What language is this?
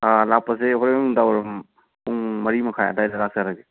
Manipuri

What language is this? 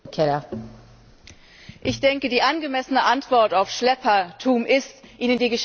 German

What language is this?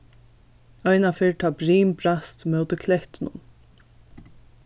Faroese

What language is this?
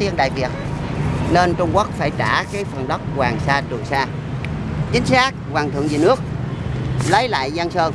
Vietnamese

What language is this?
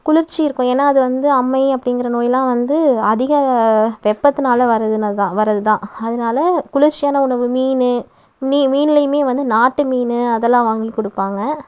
Tamil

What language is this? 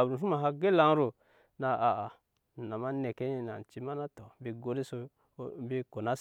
Nyankpa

